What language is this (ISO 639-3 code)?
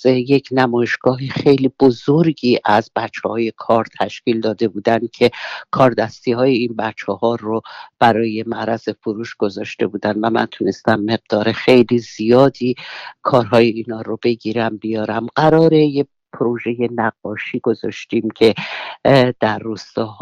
fas